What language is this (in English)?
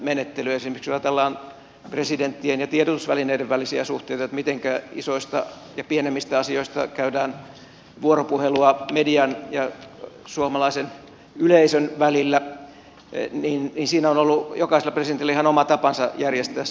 Finnish